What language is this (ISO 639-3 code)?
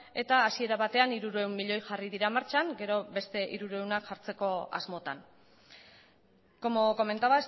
eus